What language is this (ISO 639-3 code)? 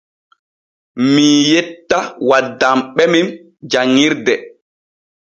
fue